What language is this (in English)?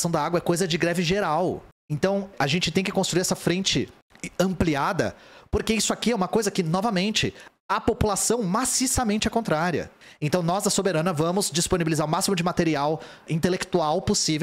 Portuguese